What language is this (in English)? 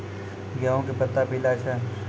Maithili